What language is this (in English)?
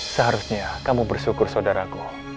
Indonesian